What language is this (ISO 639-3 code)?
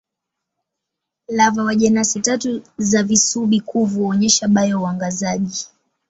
swa